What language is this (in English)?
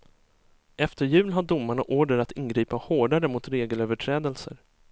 Swedish